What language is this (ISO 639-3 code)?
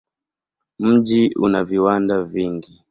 swa